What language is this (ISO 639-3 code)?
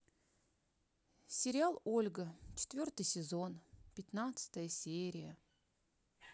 rus